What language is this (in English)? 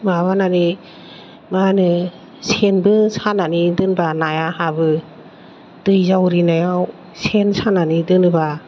Bodo